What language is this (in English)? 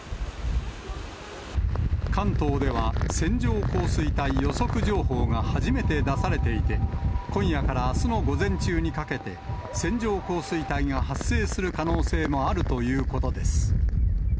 Japanese